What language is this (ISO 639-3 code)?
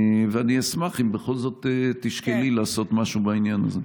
heb